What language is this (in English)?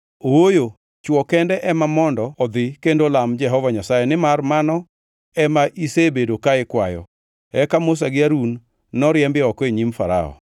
Luo (Kenya and Tanzania)